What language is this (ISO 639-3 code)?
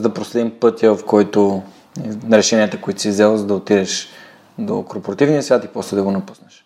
bul